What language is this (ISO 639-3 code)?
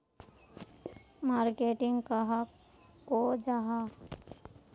mag